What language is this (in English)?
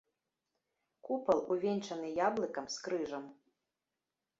Belarusian